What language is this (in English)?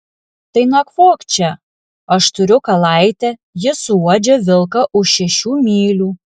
Lithuanian